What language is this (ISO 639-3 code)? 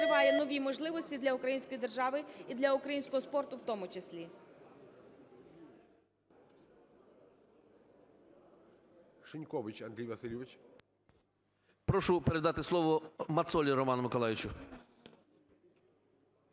ukr